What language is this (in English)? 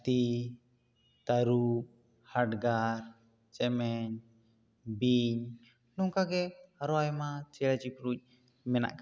Santali